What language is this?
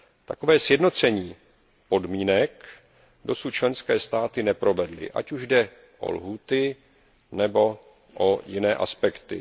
Czech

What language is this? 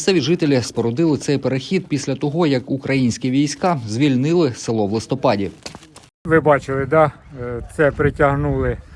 Ukrainian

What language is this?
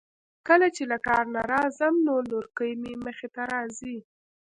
Pashto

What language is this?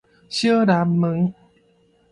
Min Nan Chinese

